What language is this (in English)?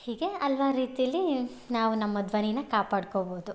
Kannada